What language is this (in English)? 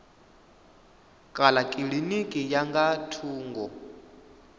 Venda